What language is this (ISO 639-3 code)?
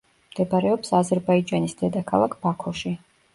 kat